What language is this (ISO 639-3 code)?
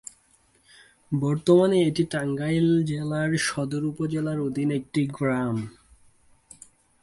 ben